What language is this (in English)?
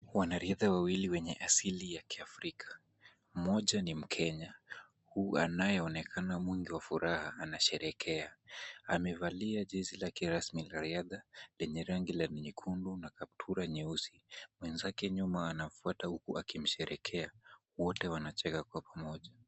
Swahili